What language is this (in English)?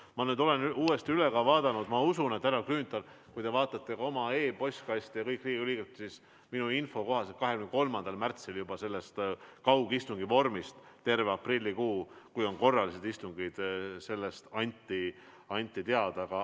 Estonian